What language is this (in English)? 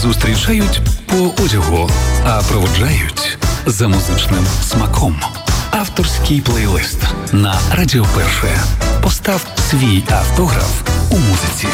Ukrainian